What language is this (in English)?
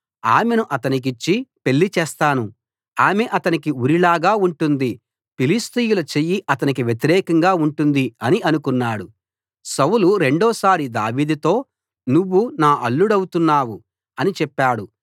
Telugu